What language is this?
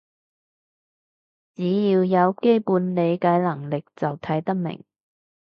Cantonese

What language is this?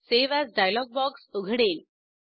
Marathi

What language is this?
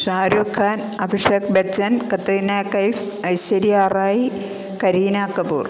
Malayalam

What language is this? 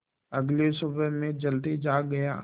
Hindi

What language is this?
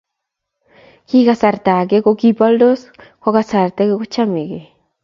Kalenjin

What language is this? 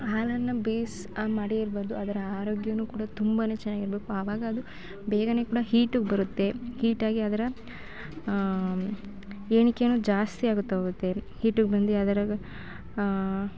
Kannada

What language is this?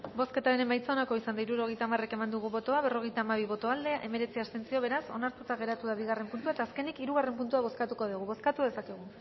Basque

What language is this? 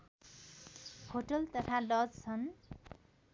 Nepali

